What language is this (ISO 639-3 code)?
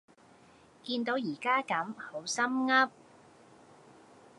yue